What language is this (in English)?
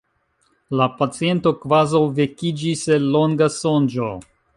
Esperanto